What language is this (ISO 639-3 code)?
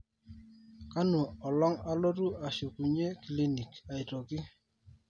mas